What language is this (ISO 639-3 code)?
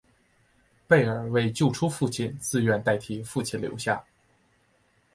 zho